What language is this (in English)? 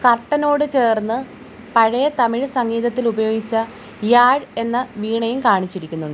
Malayalam